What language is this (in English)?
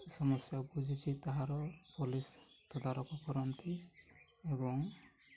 Odia